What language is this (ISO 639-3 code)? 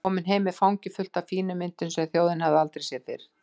isl